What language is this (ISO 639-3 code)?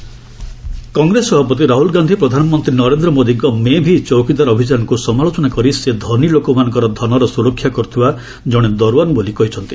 ori